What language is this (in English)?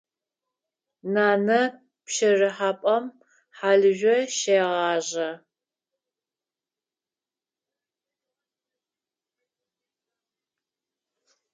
Adyghe